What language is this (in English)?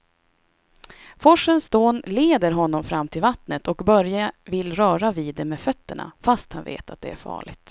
Swedish